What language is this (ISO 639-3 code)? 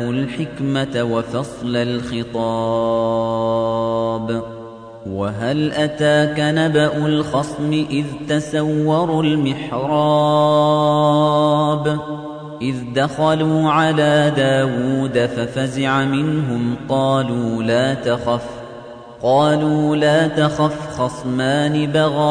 ara